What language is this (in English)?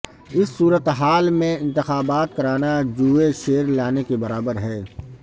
Urdu